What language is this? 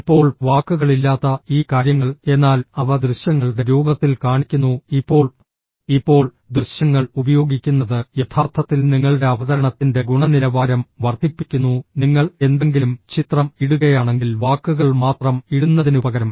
Malayalam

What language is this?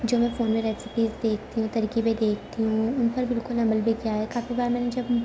Urdu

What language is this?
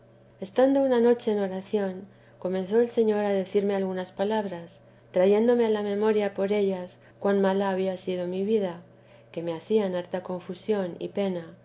Spanish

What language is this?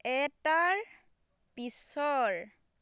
Assamese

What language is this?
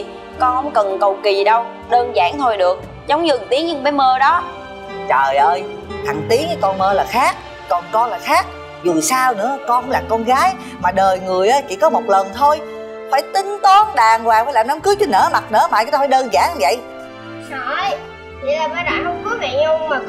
Vietnamese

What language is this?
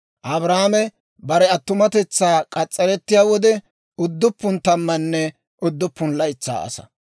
Dawro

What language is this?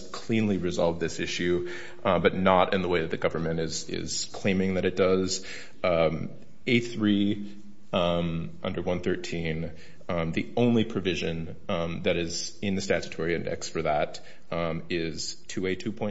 English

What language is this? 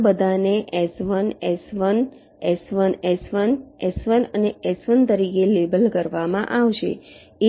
Gujarati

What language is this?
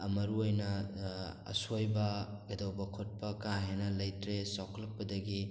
Manipuri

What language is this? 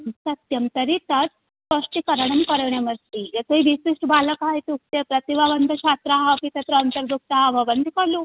Sanskrit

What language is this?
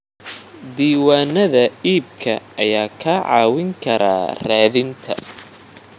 Somali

